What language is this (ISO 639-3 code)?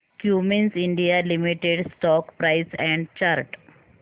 mar